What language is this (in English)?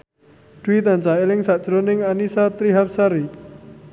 Javanese